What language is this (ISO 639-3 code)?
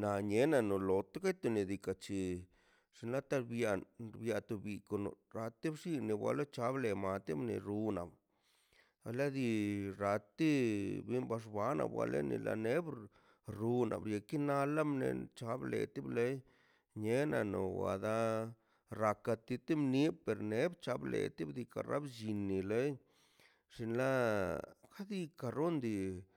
zpy